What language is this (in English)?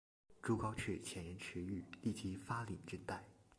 Chinese